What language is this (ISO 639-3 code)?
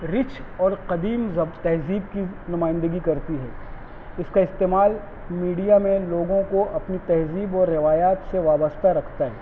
urd